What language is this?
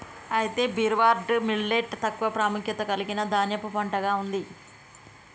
Telugu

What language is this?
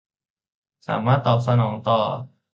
Thai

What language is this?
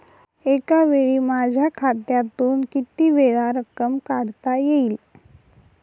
Marathi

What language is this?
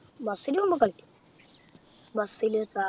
Malayalam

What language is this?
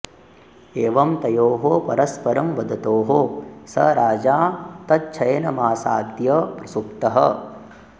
Sanskrit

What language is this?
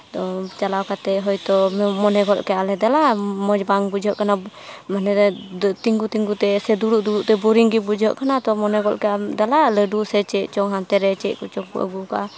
Santali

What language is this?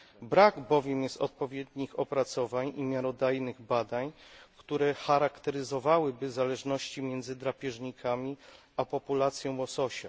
Polish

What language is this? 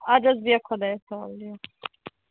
Kashmiri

